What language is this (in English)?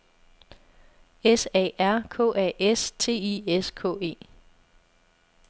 Danish